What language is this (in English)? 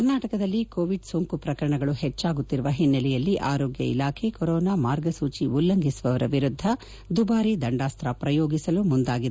Kannada